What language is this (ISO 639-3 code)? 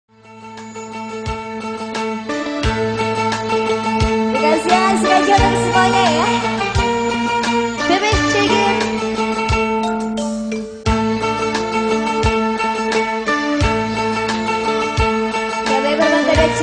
ind